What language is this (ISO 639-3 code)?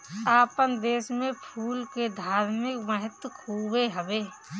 bho